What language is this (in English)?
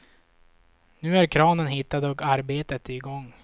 Swedish